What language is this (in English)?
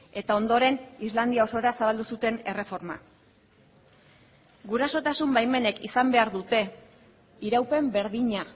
Basque